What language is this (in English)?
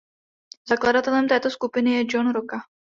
Czech